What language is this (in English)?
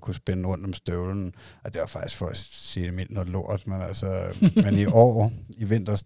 Danish